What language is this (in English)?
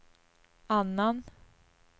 Swedish